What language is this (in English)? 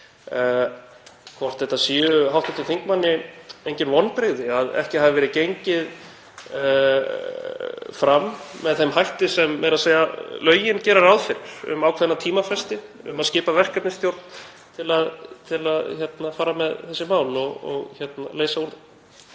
Icelandic